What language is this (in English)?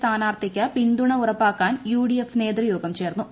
Malayalam